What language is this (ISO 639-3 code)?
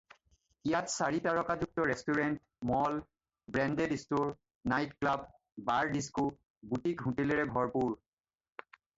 asm